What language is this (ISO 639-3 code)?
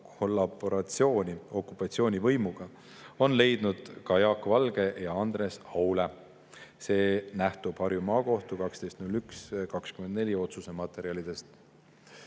est